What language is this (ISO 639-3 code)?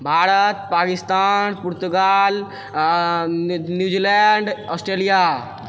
mai